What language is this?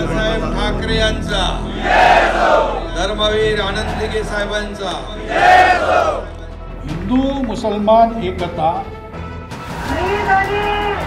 Marathi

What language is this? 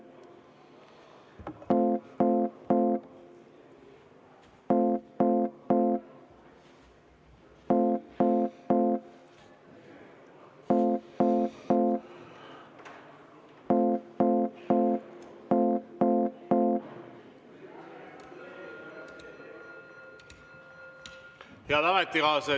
Estonian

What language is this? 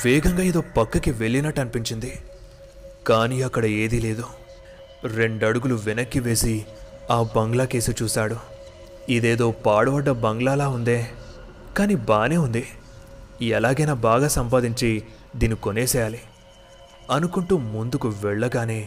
Telugu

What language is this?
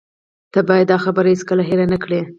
Pashto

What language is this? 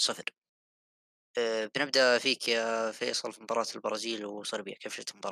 Arabic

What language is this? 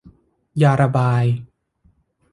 Thai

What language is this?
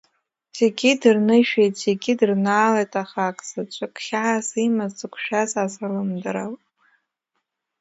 Abkhazian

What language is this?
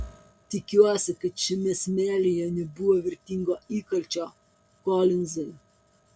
Lithuanian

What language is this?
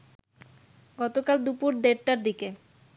Bangla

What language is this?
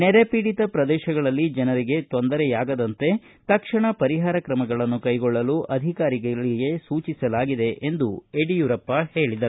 Kannada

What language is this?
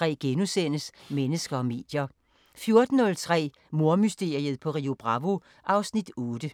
Danish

